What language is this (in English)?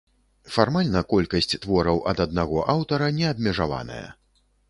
Belarusian